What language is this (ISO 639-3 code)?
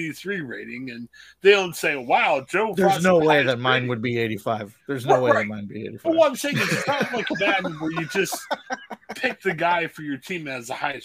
eng